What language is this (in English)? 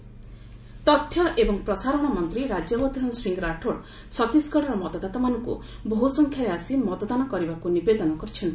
Odia